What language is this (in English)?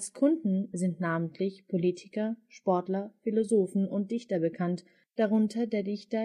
German